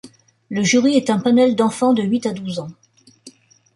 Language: French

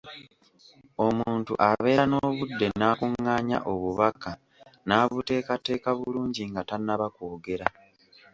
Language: Ganda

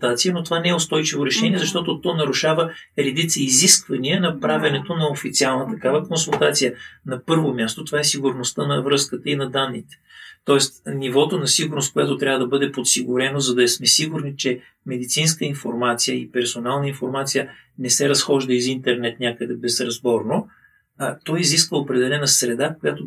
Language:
Bulgarian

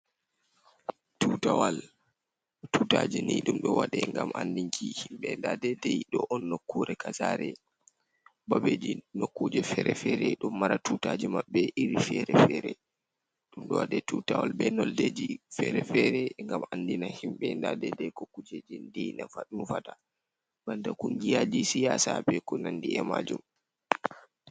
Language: Fula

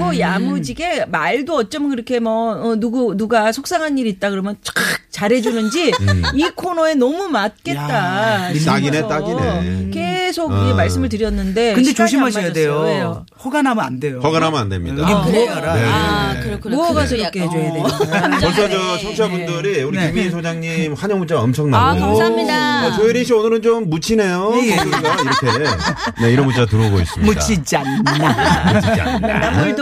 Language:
Korean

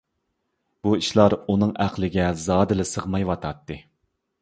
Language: Uyghur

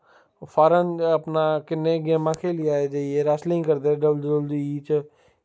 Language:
Dogri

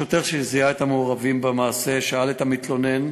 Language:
Hebrew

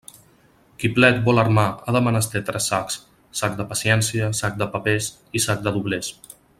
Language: Catalan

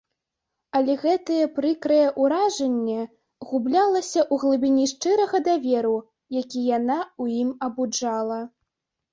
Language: Belarusian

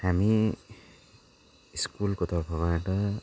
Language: Nepali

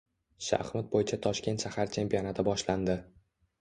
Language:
Uzbek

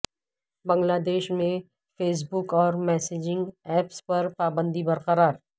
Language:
Urdu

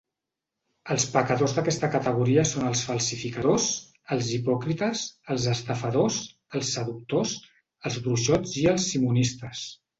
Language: Catalan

